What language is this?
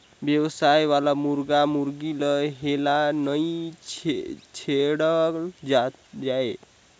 Chhattisgarhi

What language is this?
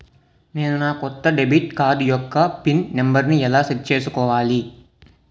Telugu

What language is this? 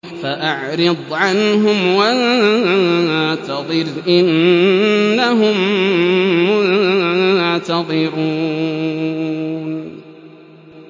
Arabic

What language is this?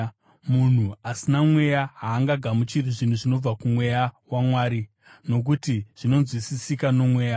Shona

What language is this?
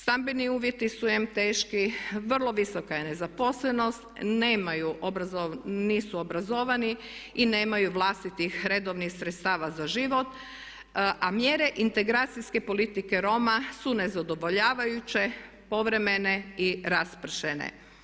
Croatian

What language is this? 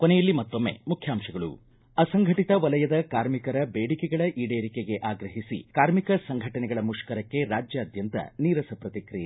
Kannada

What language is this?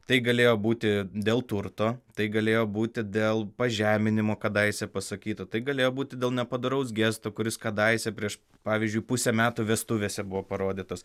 Lithuanian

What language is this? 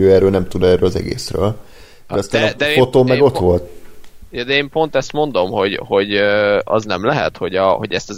Hungarian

